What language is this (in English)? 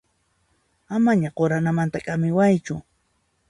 Puno Quechua